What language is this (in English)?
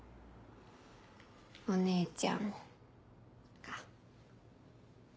Japanese